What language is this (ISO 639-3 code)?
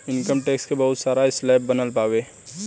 bho